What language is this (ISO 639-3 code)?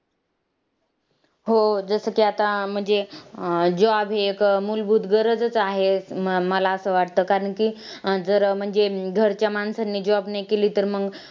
mar